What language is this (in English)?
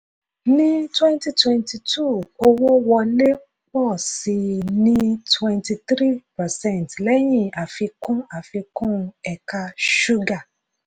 Yoruba